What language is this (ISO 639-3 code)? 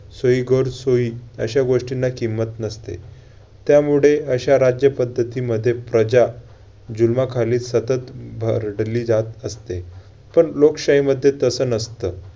mar